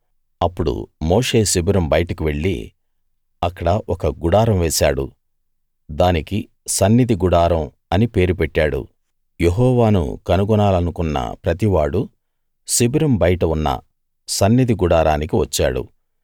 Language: Telugu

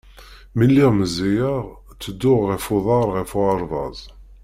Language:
Kabyle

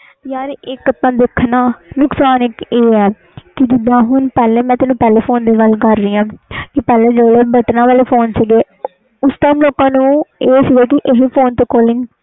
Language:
Punjabi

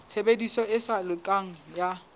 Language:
Southern Sotho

